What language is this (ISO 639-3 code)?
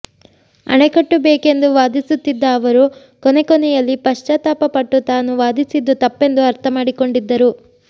kan